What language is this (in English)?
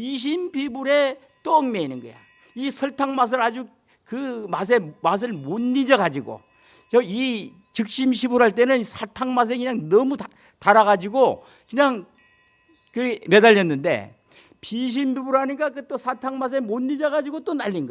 Korean